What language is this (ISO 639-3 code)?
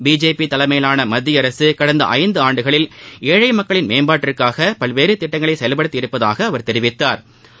tam